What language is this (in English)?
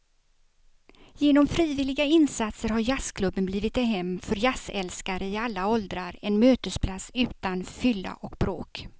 Swedish